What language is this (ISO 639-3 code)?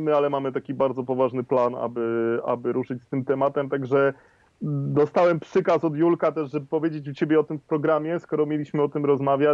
pol